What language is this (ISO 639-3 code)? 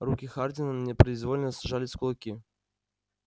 rus